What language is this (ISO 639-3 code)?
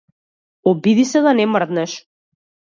mkd